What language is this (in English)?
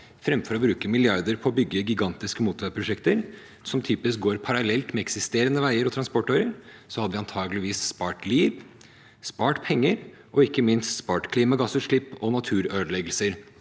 Norwegian